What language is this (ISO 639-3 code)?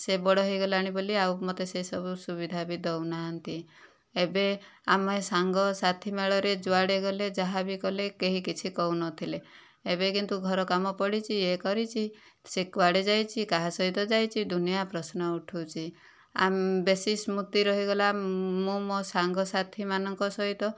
ori